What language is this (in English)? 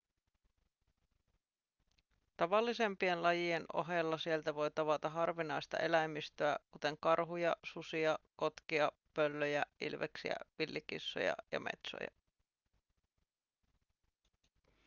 Finnish